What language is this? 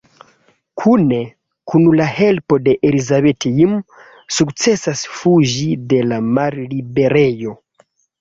Esperanto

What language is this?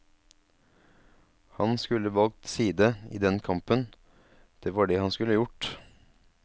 Norwegian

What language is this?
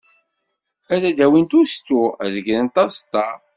Kabyle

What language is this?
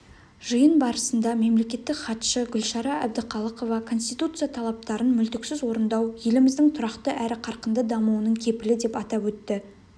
Kazakh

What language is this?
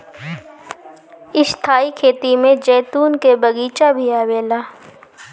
Bhojpuri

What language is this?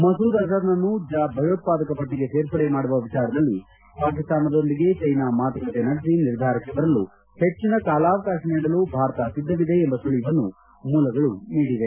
Kannada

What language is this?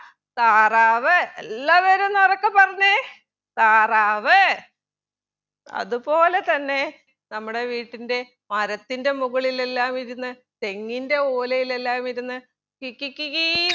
Malayalam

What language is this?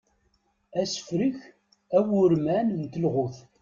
Kabyle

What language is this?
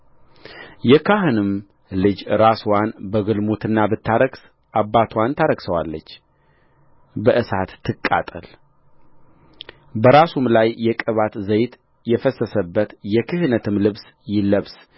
Amharic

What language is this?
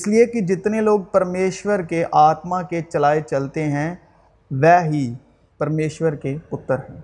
Urdu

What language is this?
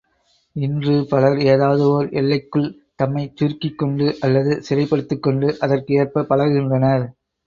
Tamil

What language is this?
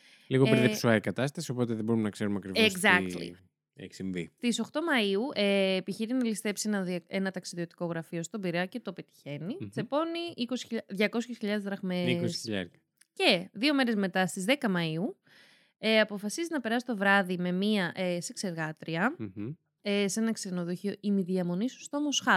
Greek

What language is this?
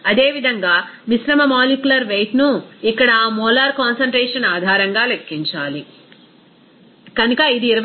Telugu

